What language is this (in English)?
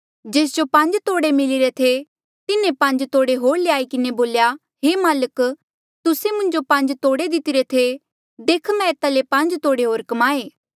Mandeali